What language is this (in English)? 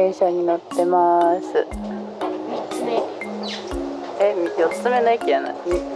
Japanese